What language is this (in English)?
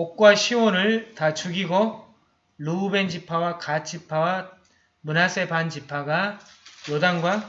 Korean